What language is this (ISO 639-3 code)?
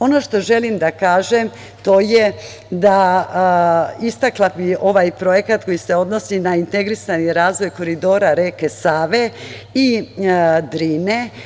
srp